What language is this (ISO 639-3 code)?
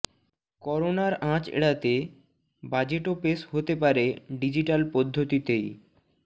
ben